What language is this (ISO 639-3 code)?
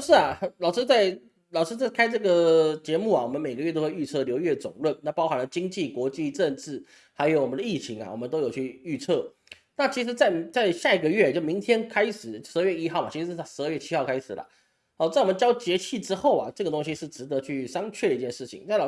zho